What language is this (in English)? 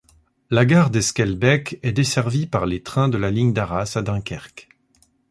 French